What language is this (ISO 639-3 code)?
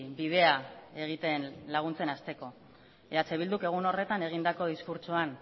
eus